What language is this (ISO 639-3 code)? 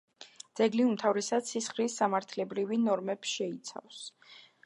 kat